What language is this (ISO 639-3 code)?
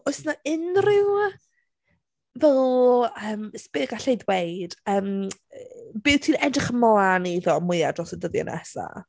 cym